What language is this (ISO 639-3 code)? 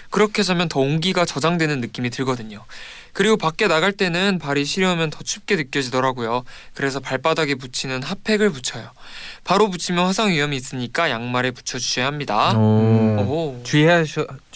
kor